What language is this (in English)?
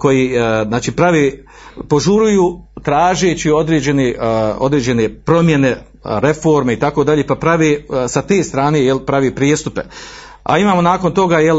Croatian